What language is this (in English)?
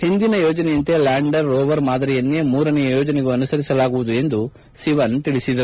Kannada